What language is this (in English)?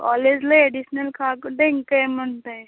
Telugu